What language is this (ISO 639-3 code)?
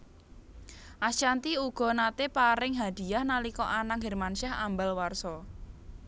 jav